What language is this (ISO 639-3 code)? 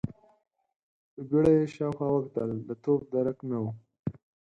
pus